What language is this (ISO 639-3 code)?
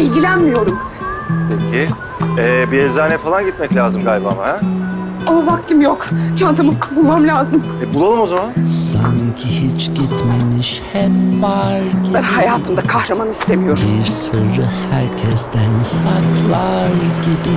tur